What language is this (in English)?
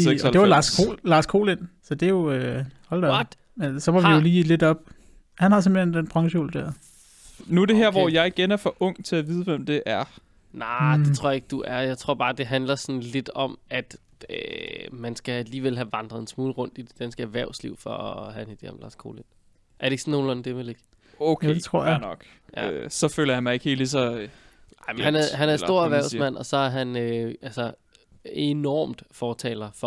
Danish